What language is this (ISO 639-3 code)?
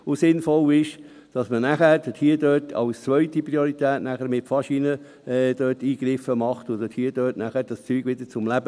gsw